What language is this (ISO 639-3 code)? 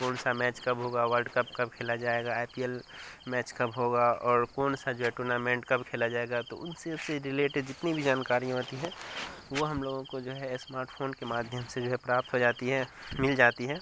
urd